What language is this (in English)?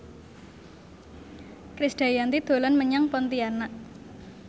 Javanese